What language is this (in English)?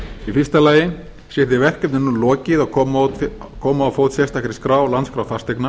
Icelandic